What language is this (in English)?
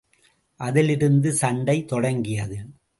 Tamil